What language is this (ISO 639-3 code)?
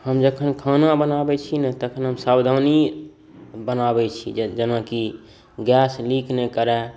mai